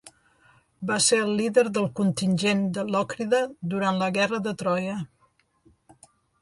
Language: Catalan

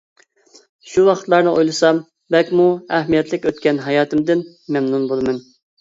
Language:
Uyghur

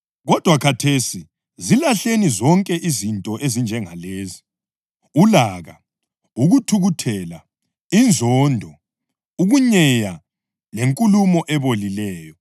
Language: North Ndebele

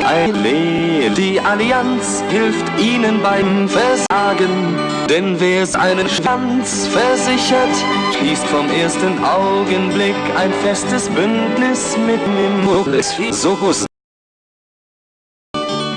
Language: German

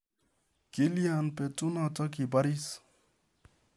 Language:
Kalenjin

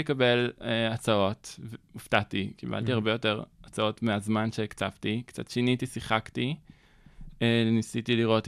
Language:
Hebrew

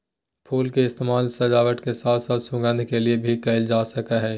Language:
Magahi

